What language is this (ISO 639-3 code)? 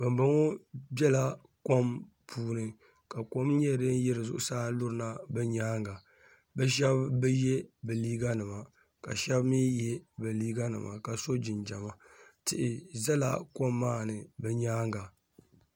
dag